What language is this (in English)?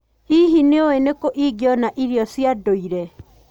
Kikuyu